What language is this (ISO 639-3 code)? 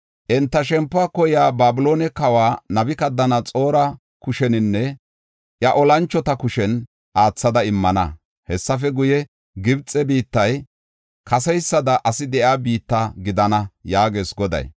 gof